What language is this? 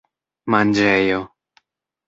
Esperanto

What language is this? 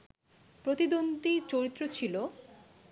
Bangla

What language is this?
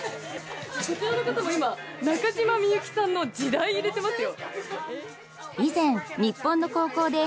Japanese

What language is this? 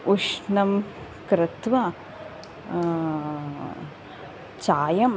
Sanskrit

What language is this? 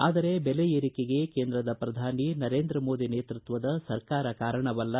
Kannada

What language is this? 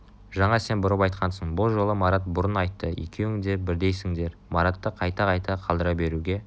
Kazakh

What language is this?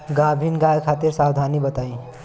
Bhojpuri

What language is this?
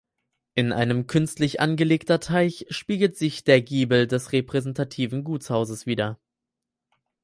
German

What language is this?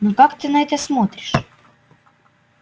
Russian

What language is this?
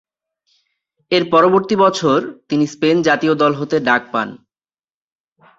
Bangla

